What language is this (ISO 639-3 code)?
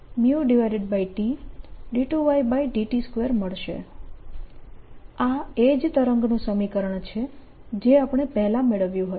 guj